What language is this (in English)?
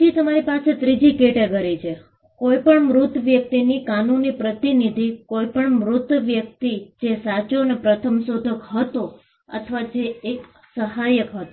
Gujarati